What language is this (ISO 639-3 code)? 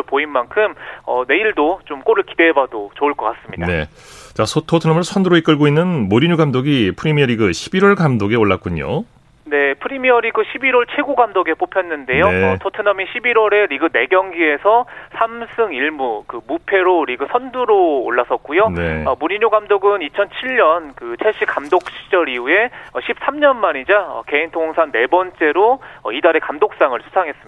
kor